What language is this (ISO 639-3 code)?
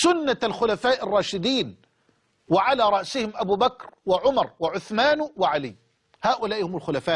ara